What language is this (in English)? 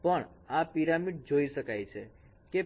Gujarati